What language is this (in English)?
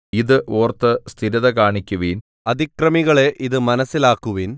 Malayalam